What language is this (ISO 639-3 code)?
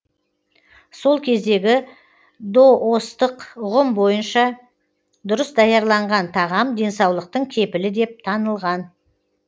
kaz